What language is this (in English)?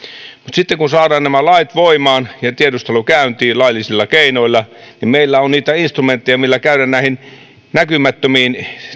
Finnish